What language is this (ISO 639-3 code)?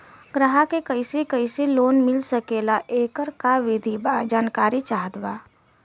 bho